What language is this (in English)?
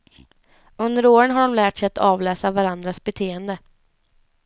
Swedish